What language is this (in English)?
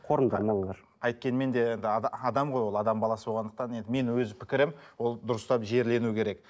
Kazakh